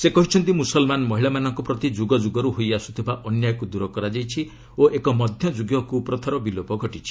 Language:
Odia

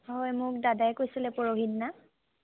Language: Assamese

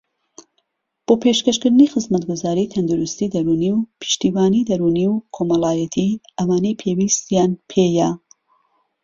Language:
Central Kurdish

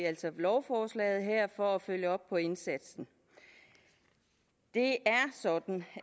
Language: Danish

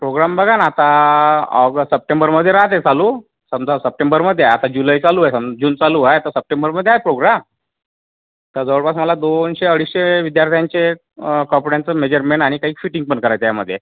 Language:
Marathi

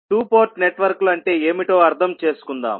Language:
Telugu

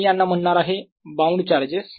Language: Marathi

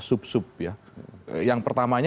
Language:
Indonesian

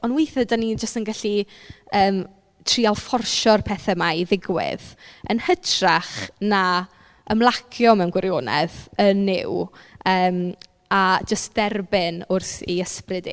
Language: Welsh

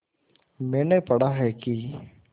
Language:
Hindi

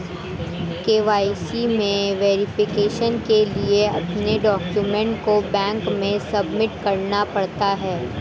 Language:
Hindi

